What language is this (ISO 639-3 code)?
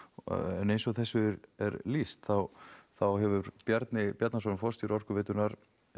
isl